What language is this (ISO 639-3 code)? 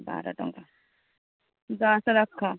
ori